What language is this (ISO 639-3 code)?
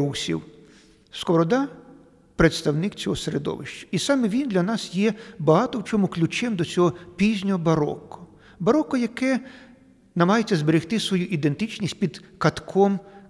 ukr